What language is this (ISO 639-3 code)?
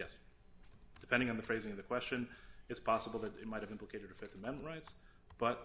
eng